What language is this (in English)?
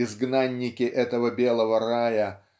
Russian